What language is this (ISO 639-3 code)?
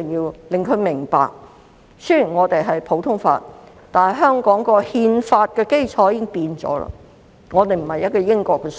yue